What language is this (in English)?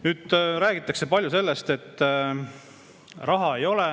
Estonian